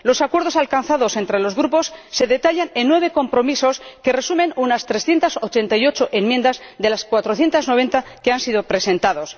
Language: Spanish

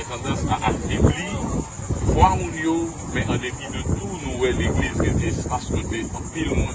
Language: French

